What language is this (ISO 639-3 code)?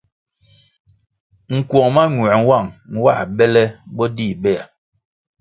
nmg